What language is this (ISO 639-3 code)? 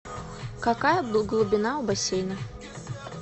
rus